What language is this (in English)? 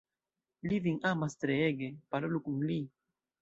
Esperanto